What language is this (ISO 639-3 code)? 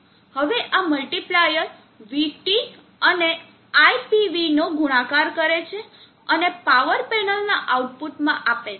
guj